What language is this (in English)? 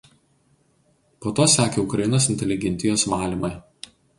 Lithuanian